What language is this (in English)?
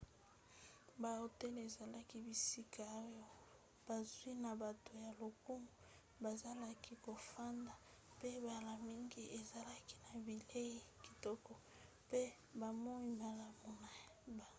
Lingala